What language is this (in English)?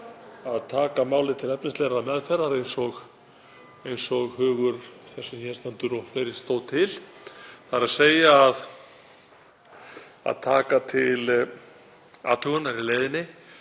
Icelandic